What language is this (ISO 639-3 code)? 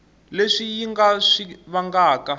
tso